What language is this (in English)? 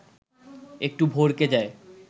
Bangla